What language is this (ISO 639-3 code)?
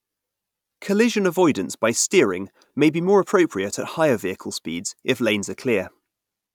eng